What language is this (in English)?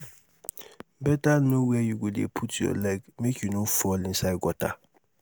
Nigerian Pidgin